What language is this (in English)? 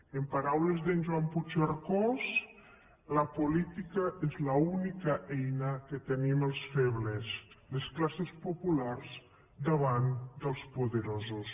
Catalan